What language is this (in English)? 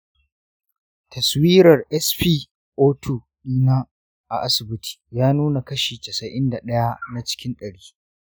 Hausa